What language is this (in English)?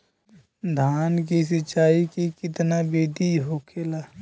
Bhojpuri